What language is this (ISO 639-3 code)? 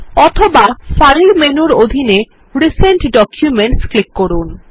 ben